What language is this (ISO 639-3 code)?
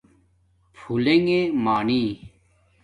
dmk